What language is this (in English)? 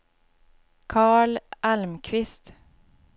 Swedish